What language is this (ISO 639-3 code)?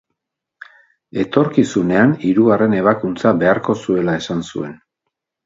eus